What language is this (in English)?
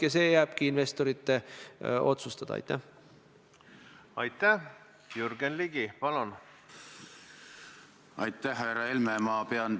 Estonian